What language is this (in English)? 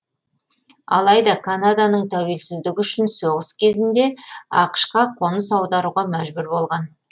Kazakh